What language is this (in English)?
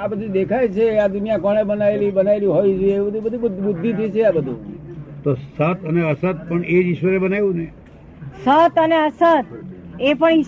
Gujarati